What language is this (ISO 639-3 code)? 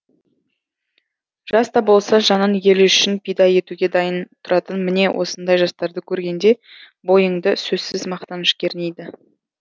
kaz